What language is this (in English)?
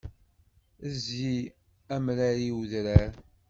Kabyle